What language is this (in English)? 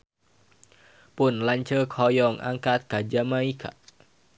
Sundanese